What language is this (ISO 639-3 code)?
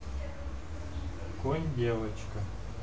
rus